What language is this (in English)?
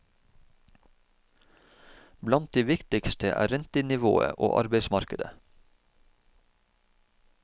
Norwegian